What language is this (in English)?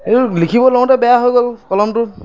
Assamese